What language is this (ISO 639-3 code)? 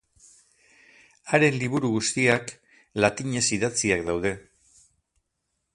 eus